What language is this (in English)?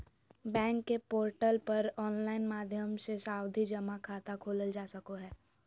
Magahi